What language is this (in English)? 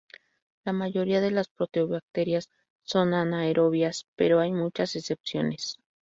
Spanish